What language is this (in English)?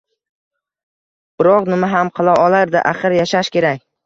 Uzbek